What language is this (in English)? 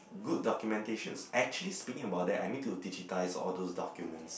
English